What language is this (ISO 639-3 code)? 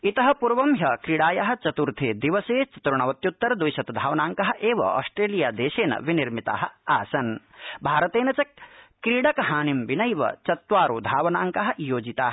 san